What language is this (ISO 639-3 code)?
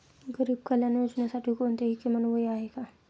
mar